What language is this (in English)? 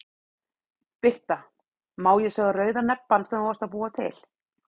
Icelandic